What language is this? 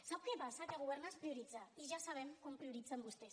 Catalan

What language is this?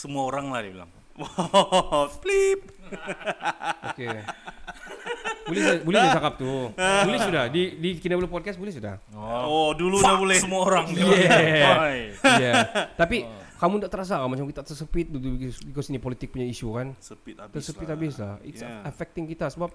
Malay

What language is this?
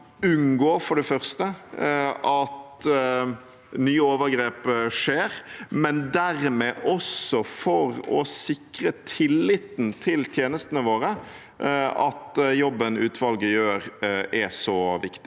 Norwegian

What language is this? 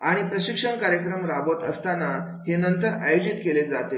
Marathi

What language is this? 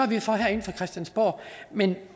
Danish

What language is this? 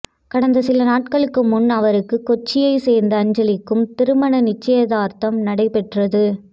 Tamil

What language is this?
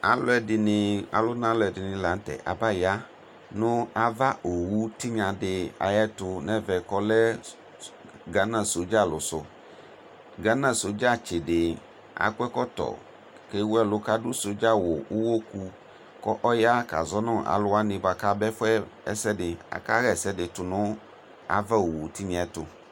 Ikposo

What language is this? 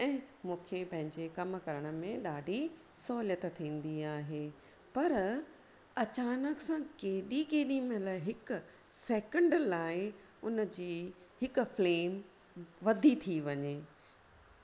Sindhi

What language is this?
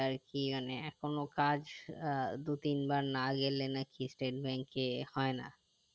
Bangla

